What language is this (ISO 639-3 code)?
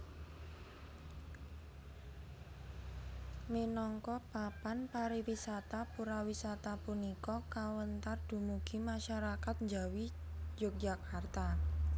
jav